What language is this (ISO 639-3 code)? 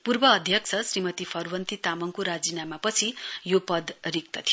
nep